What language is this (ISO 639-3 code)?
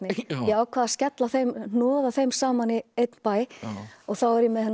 isl